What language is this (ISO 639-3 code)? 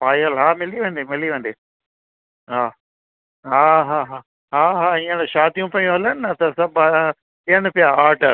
snd